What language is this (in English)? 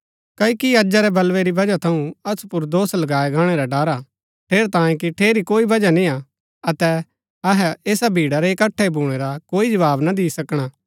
Gaddi